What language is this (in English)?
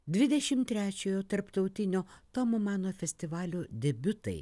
Lithuanian